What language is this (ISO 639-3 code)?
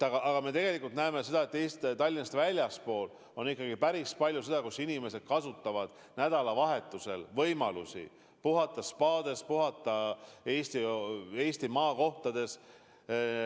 est